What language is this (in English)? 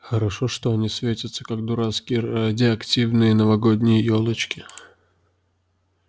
Russian